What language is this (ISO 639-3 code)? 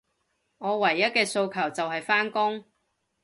yue